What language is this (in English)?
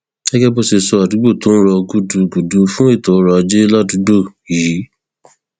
Yoruba